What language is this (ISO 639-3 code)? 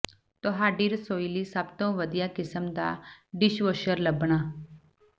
pan